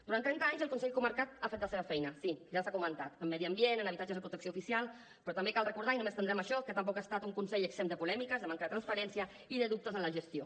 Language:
Catalan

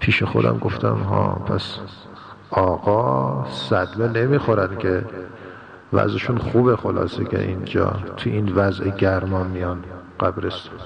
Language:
Persian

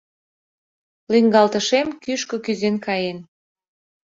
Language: Mari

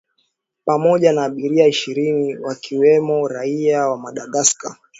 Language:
Swahili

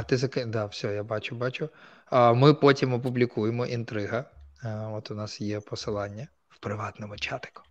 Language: Ukrainian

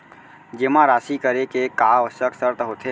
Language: Chhattisgarhi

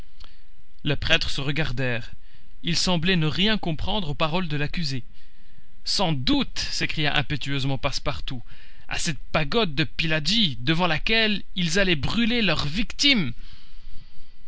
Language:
French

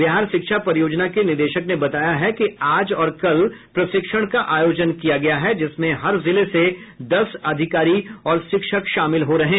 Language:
Hindi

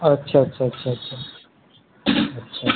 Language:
Urdu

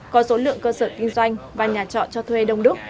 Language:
Vietnamese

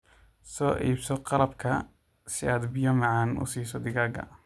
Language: Somali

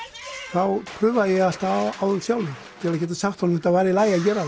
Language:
Icelandic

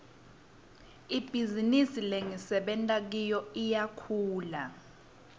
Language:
Swati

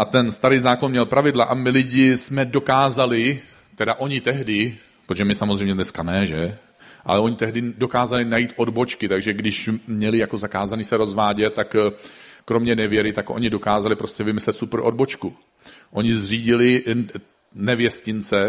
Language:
Czech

